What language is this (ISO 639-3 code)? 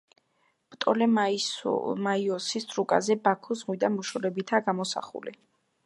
kat